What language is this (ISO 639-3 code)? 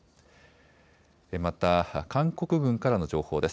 jpn